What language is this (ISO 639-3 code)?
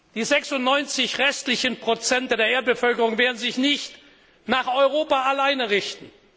deu